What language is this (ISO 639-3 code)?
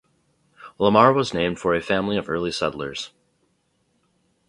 eng